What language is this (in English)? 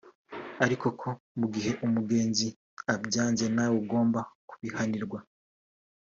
Kinyarwanda